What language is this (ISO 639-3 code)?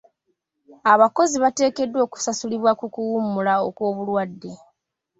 lug